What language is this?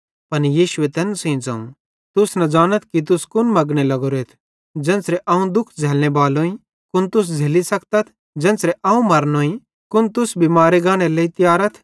Bhadrawahi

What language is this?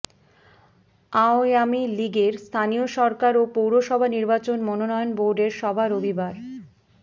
Bangla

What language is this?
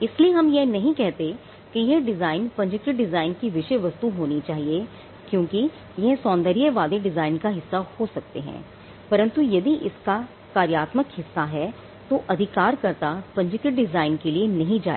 Hindi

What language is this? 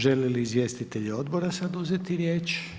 Croatian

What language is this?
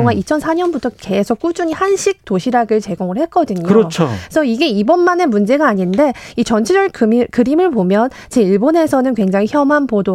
Korean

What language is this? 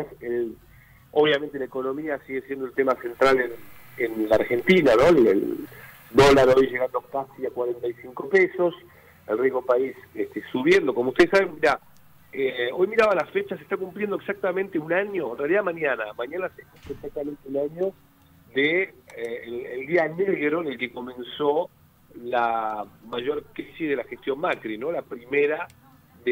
Spanish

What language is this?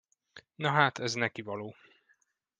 Hungarian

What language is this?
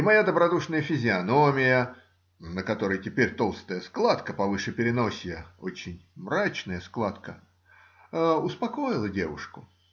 Russian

